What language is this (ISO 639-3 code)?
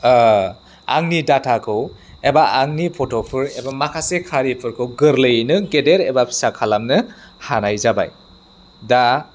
brx